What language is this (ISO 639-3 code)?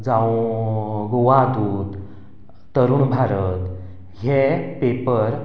kok